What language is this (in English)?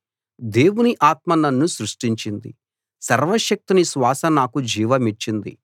Telugu